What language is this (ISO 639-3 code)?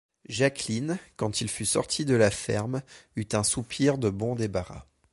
fra